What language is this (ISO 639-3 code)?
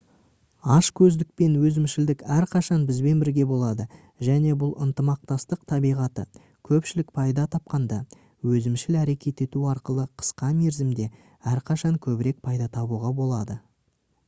kaz